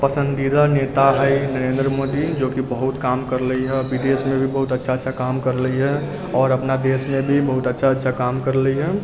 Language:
Maithili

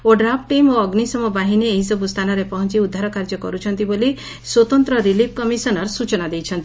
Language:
Odia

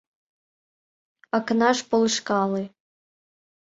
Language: Mari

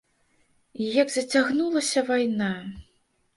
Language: Belarusian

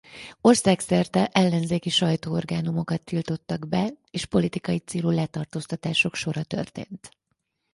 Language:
Hungarian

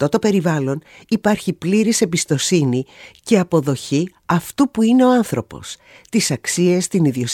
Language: Greek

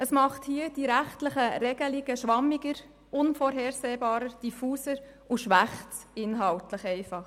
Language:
Swiss German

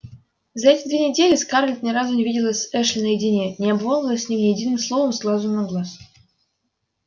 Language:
Russian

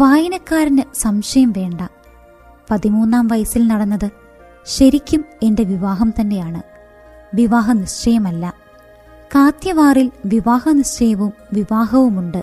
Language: Malayalam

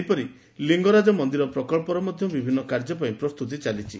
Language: Odia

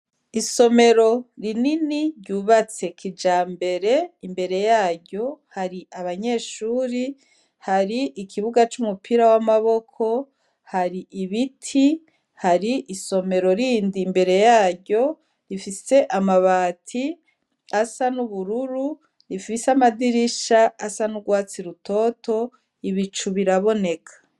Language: Rundi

